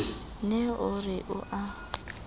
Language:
Southern Sotho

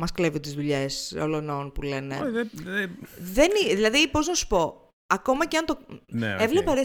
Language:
Greek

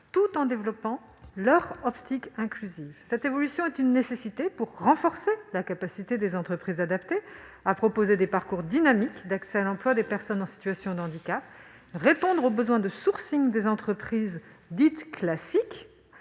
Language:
French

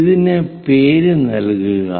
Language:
Malayalam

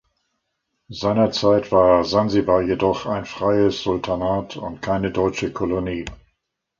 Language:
German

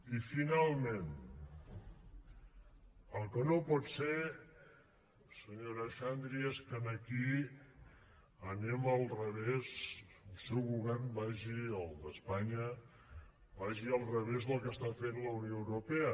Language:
Catalan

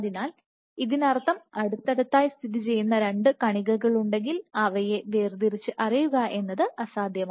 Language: Malayalam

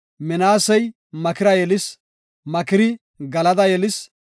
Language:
Gofa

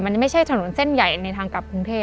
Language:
Thai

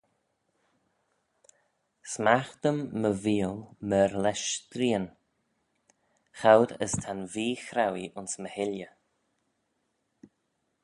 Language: Manx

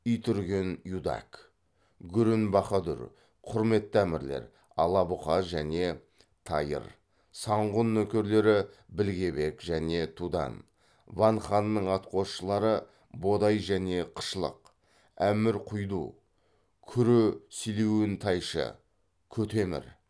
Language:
Kazakh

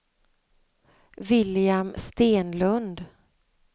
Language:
Swedish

